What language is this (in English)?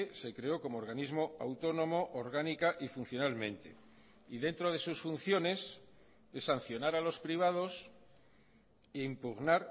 Spanish